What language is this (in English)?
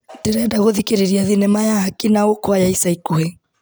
Kikuyu